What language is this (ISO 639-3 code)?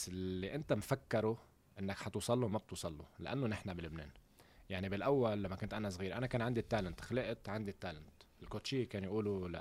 ara